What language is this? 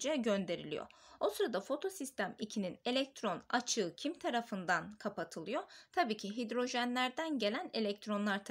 Turkish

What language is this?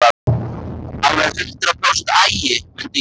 Icelandic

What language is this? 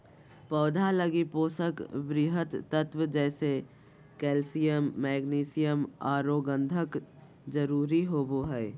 Magahi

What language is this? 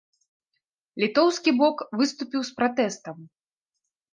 Belarusian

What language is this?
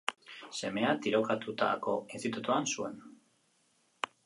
Basque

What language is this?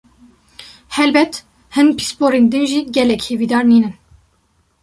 Kurdish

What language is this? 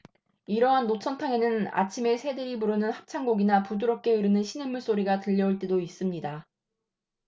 Korean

